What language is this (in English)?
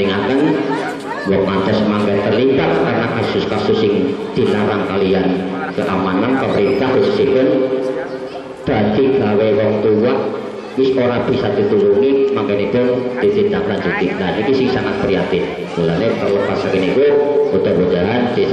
Indonesian